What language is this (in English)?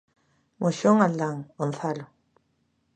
Galician